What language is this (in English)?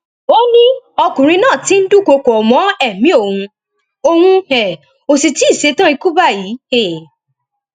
Yoruba